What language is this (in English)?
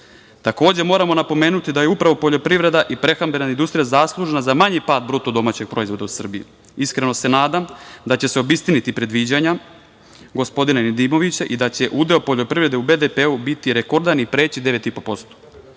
Serbian